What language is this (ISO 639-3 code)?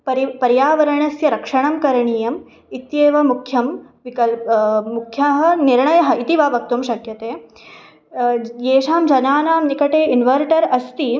san